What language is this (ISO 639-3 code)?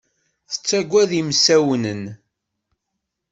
kab